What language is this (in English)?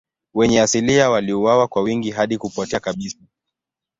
Swahili